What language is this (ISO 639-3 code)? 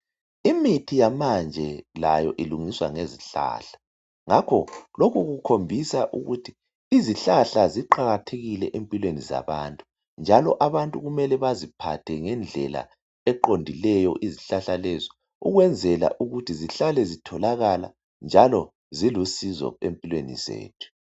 nde